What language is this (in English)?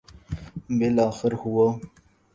Urdu